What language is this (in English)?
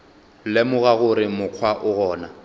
Northern Sotho